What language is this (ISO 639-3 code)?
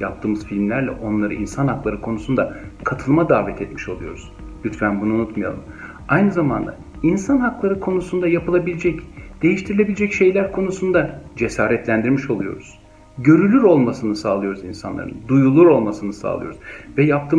tur